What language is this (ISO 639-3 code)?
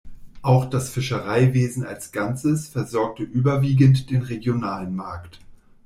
deu